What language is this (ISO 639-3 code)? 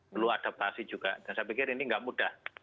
ind